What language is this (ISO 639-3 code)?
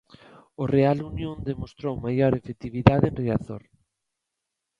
glg